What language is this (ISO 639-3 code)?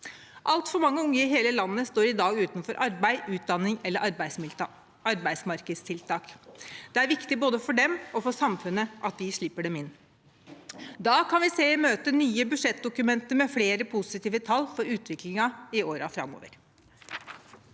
nor